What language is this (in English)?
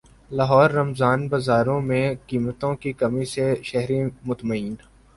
Urdu